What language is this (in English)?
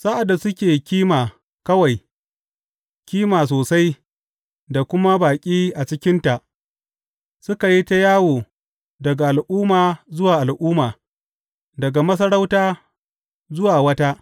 Hausa